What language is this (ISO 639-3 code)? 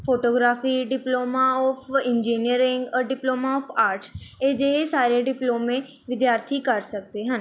pan